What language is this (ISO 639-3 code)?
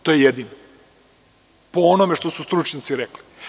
srp